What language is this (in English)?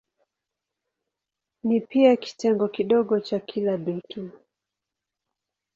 Swahili